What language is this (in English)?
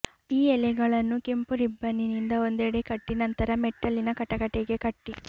Kannada